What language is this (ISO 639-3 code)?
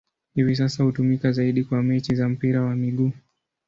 swa